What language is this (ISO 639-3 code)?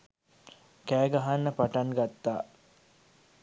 sin